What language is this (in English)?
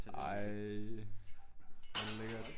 Danish